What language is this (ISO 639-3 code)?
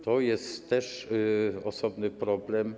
pol